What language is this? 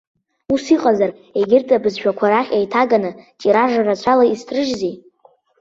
Abkhazian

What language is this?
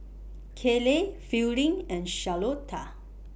English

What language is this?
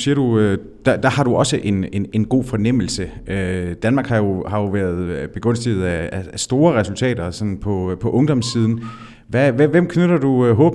Danish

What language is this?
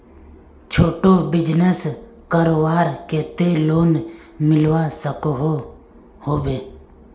Magahi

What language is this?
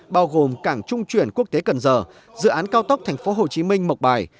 Vietnamese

